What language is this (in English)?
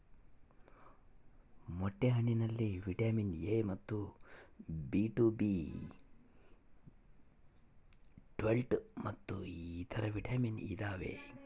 Kannada